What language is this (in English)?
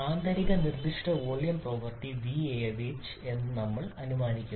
Malayalam